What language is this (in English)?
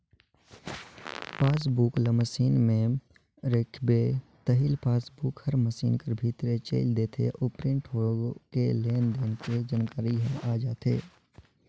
Chhattisgarhi